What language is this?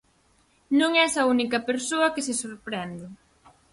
Galician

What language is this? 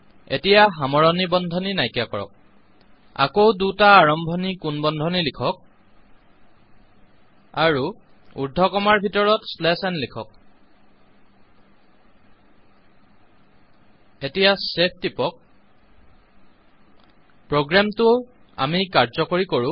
Assamese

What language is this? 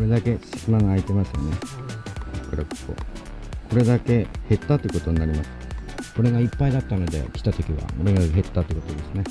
Japanese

